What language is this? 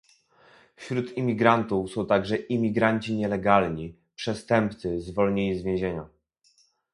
Polish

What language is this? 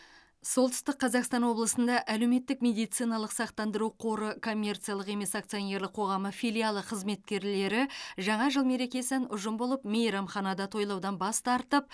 Kazakh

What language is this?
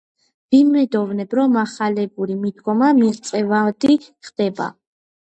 Georgian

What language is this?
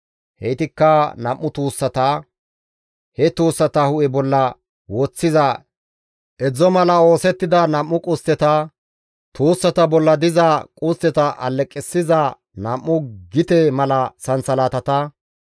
Gamo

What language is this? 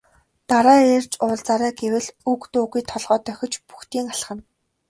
Mongolian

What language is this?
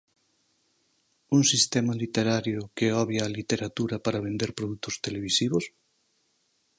Galician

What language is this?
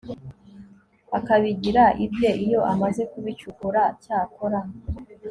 Kinyarwanda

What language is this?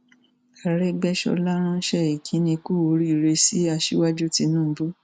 Yoruba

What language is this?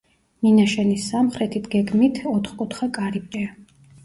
Georgian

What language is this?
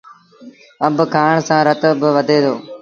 Sindhi Bhil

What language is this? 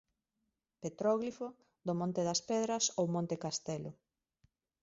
Galician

